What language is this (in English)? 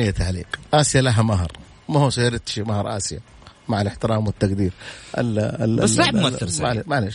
Arabic